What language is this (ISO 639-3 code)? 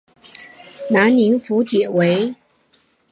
zho